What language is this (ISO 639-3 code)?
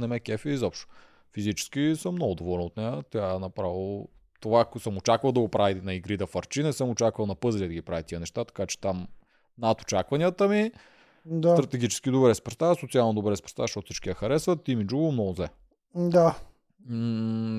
bul